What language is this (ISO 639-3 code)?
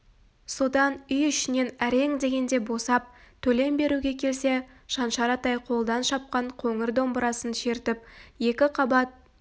kaz